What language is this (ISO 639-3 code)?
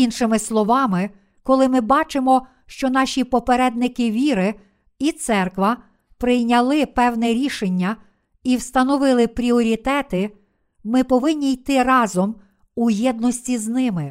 ukr